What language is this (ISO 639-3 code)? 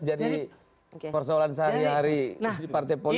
ind